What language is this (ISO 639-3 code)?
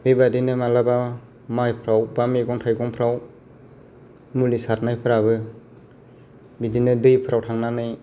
brx